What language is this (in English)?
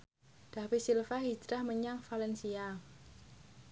Javanese